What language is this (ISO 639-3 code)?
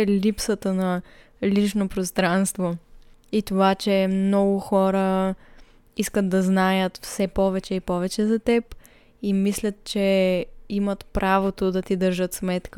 bul